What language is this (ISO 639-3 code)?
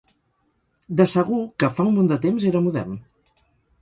cat